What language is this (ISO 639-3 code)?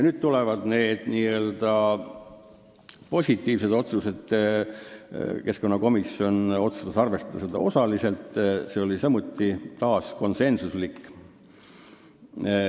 est